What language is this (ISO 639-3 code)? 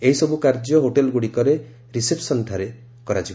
ori